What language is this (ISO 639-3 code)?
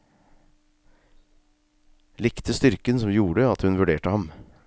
nor